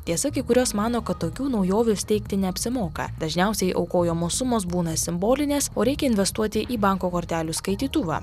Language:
Lithuanian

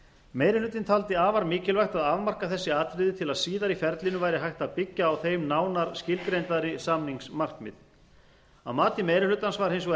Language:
Icelandic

